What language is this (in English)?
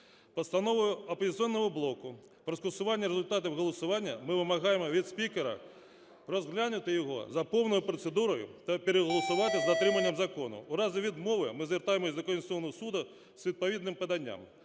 Ukrainian